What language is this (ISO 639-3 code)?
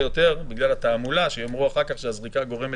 heb